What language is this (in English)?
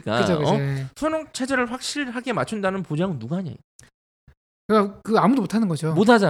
Korean